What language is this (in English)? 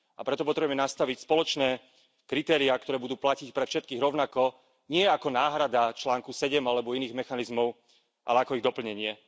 Slovak